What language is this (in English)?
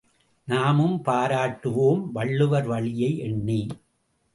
Tamil